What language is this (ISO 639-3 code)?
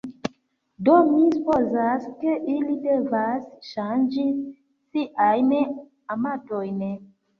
epo